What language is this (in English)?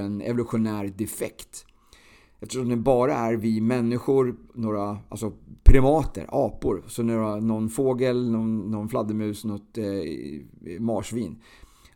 Swedish